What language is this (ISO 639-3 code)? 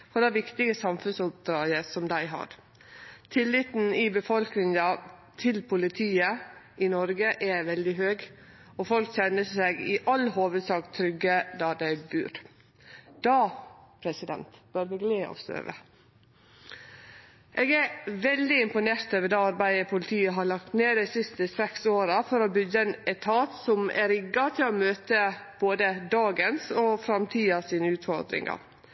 nno